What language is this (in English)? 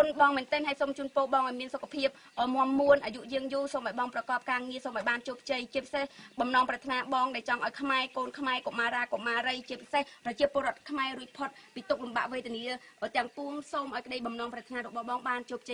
Thai